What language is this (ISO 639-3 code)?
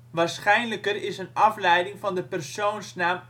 nld